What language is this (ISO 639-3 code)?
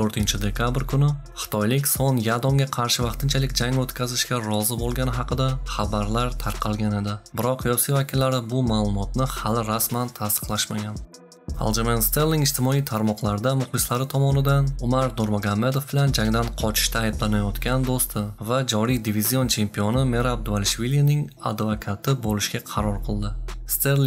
tur